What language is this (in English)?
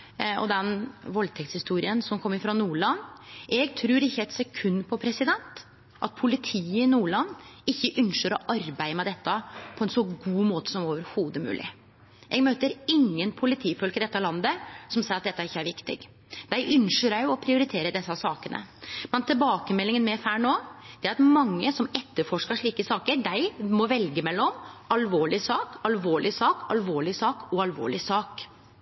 Norwegian Nynorsk